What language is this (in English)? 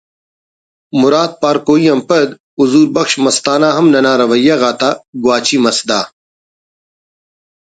Brahui